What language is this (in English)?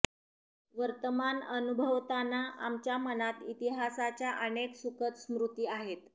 Marathi